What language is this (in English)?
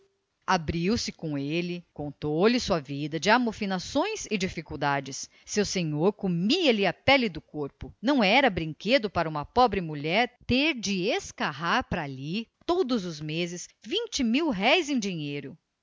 Portuguese